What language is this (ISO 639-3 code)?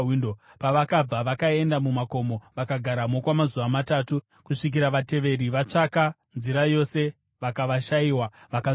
sna